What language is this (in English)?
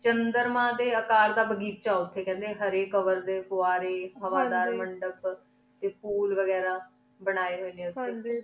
Punjabi